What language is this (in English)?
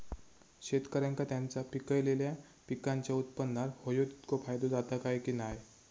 Marathi